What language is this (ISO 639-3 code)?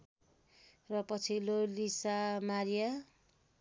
nep